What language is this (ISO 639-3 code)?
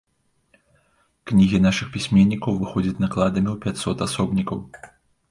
bel